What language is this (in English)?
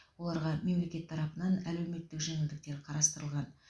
Kazakh